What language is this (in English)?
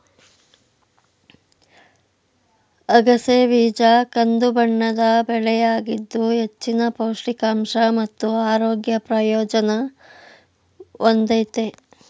Kannada